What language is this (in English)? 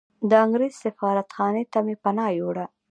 Pashto